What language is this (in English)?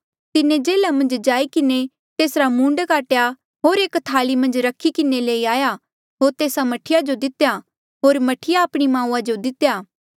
Mandeali